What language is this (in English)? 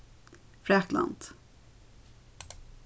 Faroese